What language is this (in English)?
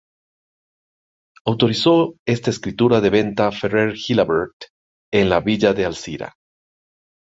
Spanish